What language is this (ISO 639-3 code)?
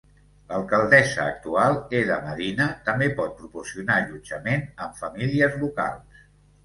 cat